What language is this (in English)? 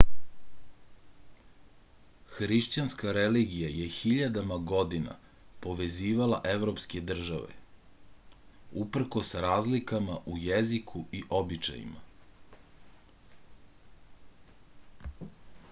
Serbian